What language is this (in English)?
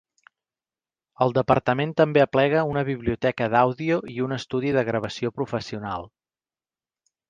Catalan